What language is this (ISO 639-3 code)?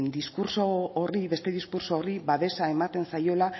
eus